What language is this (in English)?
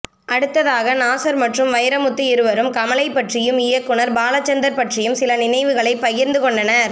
Tamil